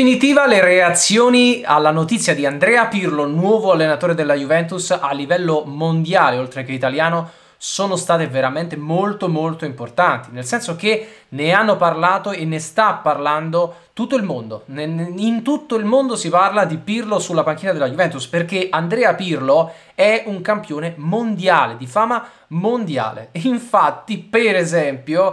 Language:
Italian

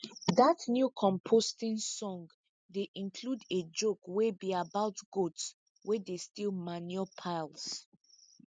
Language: Nigerian Pidgin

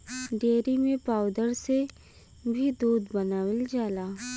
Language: Bhojpuri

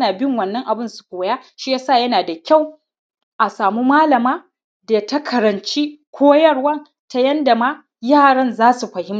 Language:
Hausa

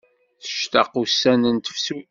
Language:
Kabyle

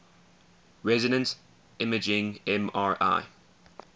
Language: English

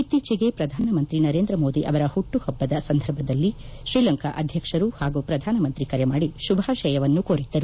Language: Kannada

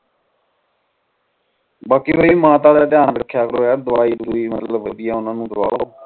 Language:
Punjabi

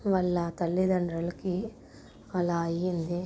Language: Telugu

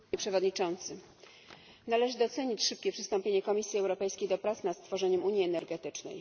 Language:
Polish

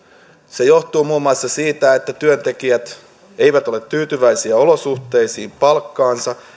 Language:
Finnish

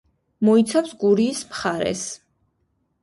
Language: Georgian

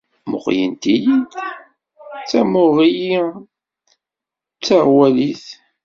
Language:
Kabyle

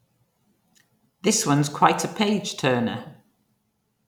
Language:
English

